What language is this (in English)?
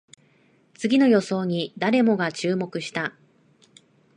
Japanese